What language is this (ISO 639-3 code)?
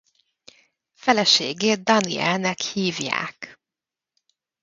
hun